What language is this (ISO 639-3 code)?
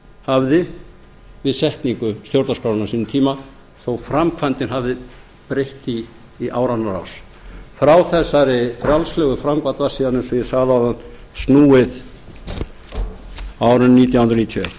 isl